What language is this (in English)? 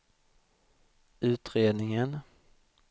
Swedish